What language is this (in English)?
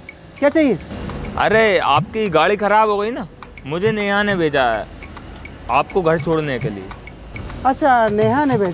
Hindi